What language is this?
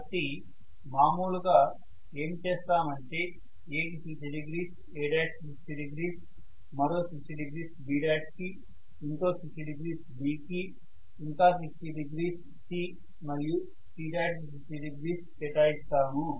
Telugu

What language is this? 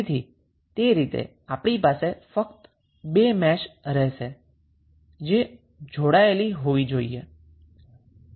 Gujarati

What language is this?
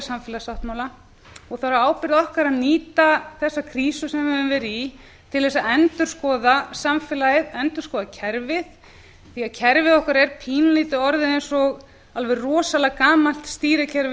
Icelandic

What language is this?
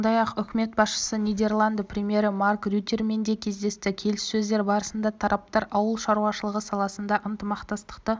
Kazakh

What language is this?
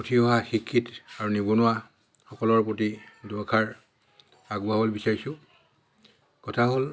Assamese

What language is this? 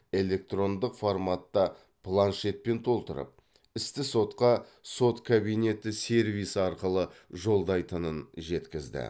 Kazakh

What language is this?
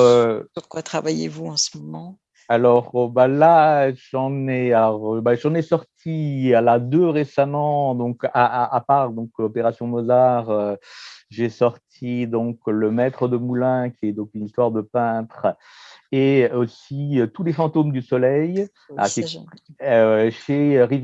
French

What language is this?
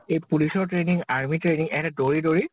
Assamese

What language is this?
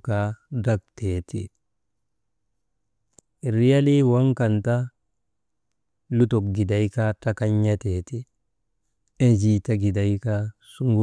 Maba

